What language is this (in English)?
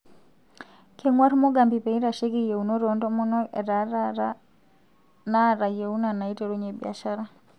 Masai